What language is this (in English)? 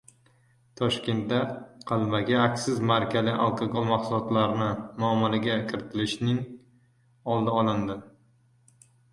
Uzbek